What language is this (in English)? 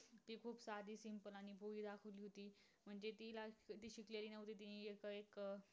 Marathi